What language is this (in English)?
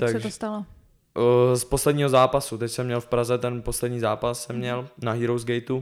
Czech